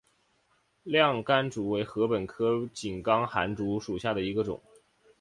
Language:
Chinese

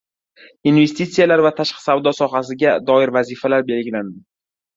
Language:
Uzbek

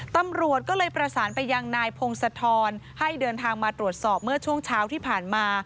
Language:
Thai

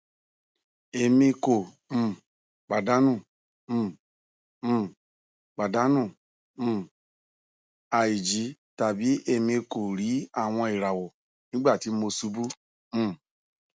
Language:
Yoruba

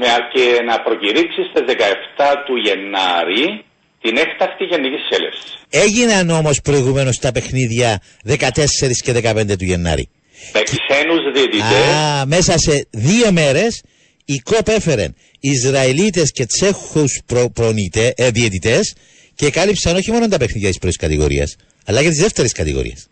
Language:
Greek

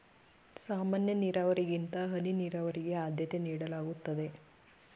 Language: Kannada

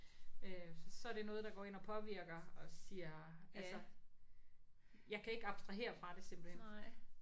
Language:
Danish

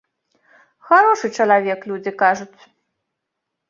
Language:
Belarusian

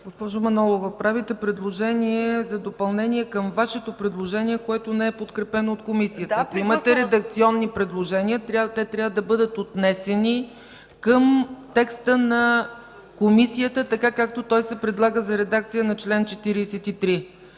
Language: Bulgarian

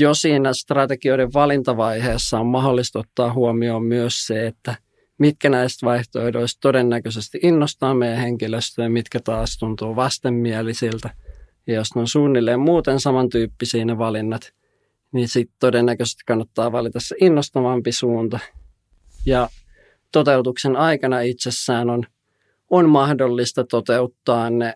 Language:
Finnish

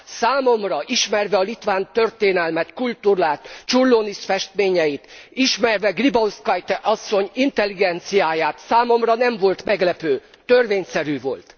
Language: Hungarian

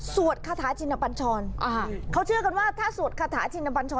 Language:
Thai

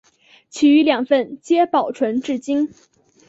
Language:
Chinese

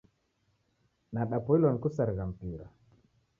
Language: Taita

